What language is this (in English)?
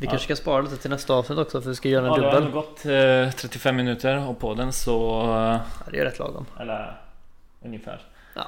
Swedish